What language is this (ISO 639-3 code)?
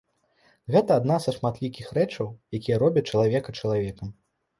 bel